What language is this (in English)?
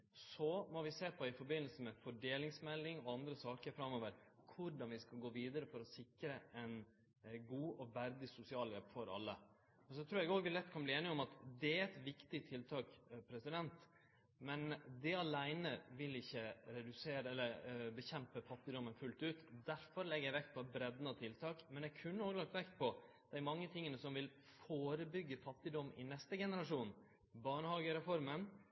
Norwegian Nynorsk